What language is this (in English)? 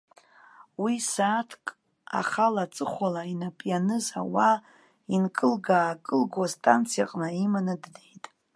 Abkhazian